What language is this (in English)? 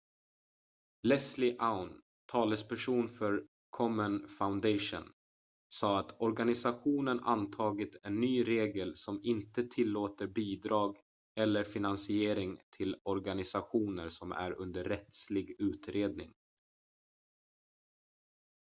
Swedish